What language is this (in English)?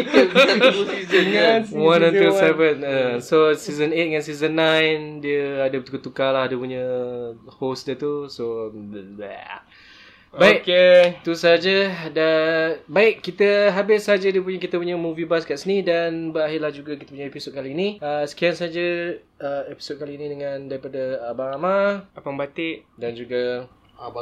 Malay